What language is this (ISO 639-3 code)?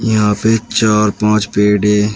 hin